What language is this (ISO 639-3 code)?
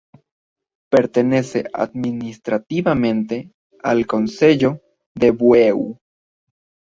spa